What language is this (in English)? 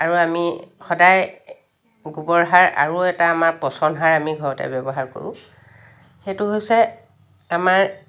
Assamese